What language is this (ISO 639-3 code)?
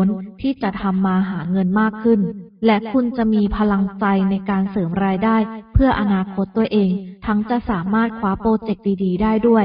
tha